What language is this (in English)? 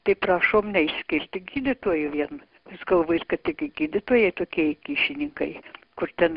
Lithuanian